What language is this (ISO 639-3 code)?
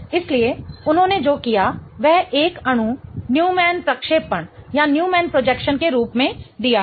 hin